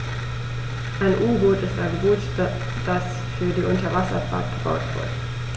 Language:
German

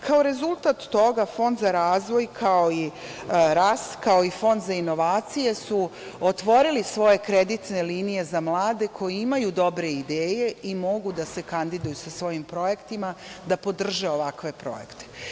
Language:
Serbian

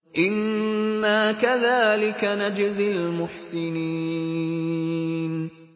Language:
Arabic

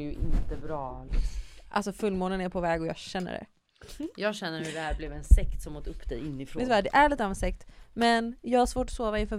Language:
Swedish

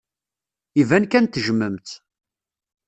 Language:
Kabyle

